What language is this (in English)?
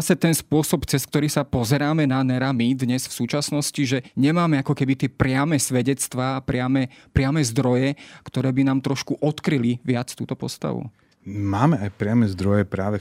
Slovak